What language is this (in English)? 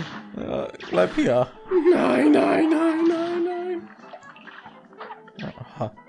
German